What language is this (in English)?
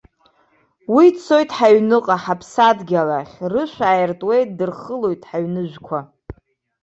Abkhazian